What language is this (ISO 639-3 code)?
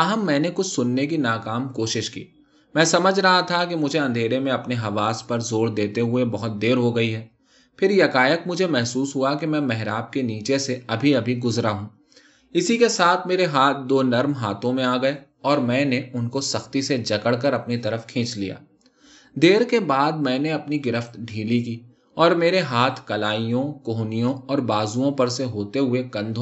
urd